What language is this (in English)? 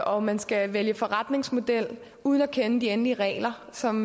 Danish